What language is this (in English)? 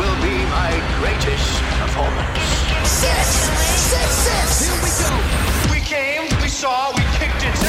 Swedish